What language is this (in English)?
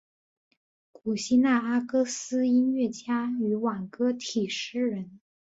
Chinese